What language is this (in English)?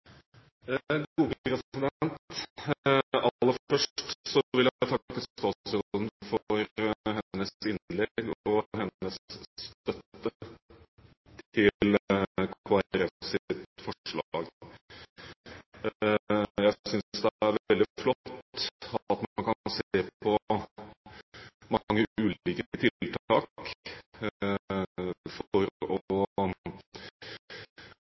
Norwegian